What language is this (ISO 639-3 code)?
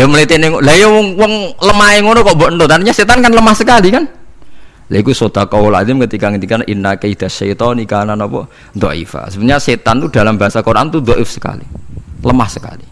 ind